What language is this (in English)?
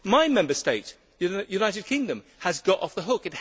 English